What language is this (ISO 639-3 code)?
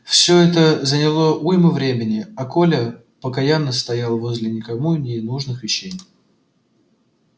rus